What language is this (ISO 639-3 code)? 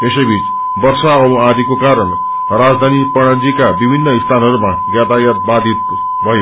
nep